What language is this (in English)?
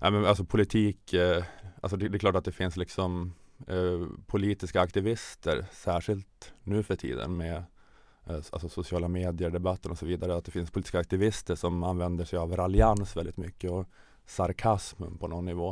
Swedish